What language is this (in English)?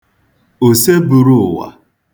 Igbo